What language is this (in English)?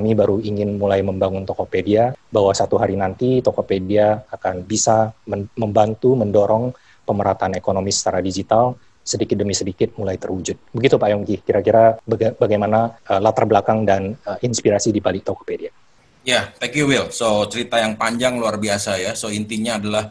Indonesian